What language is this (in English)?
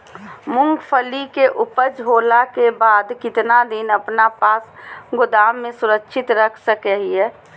Magahi